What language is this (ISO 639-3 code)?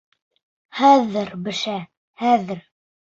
bak